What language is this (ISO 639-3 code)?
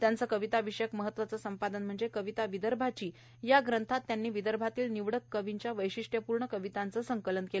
mar